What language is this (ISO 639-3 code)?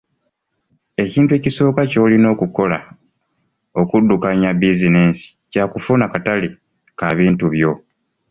lug